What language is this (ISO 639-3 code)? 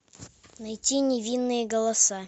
rus